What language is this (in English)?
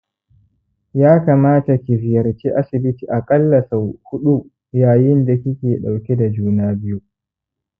Hausa